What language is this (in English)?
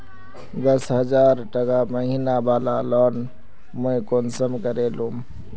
Magahi